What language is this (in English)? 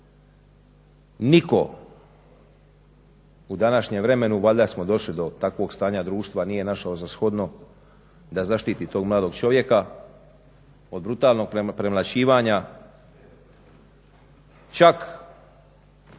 Croatian